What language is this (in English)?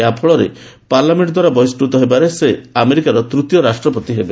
Odia